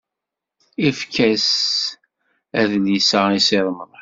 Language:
Kabyle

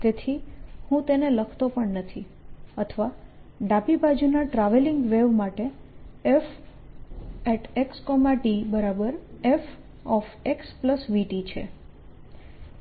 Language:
Gujarati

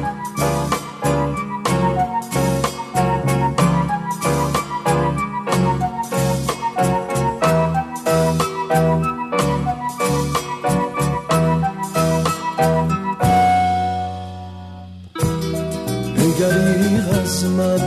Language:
Persian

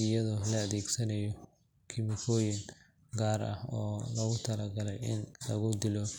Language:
Somali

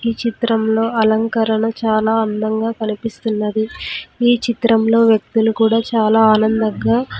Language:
Telugu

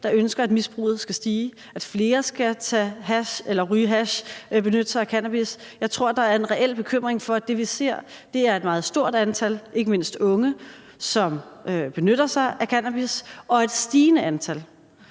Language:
Danish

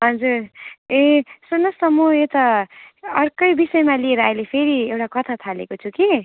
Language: Nepali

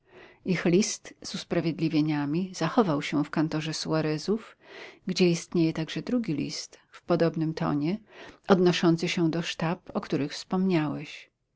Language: Polish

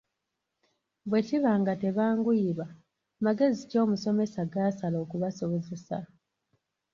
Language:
Ganda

